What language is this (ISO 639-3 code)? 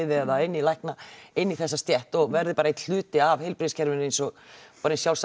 isl